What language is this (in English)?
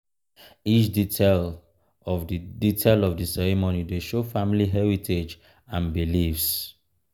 Nigerian Pidgin